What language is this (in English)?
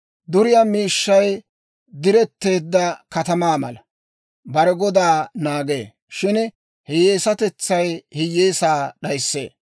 Dawro